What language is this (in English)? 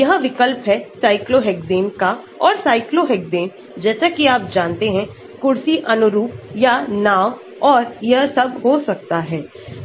Hindi